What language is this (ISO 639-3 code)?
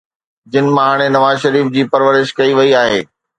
snd